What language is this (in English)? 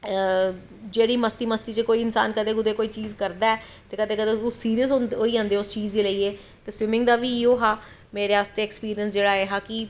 Dogri